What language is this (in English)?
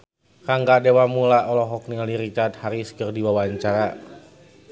Sundanese